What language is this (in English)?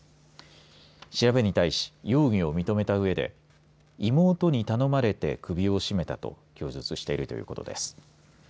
Japanese